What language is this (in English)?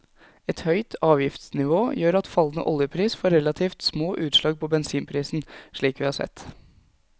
Norwegian